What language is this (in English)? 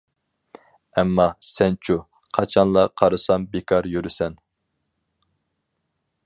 Uyghur